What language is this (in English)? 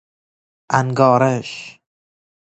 Persian